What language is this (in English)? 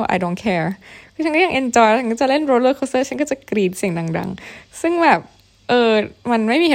Thai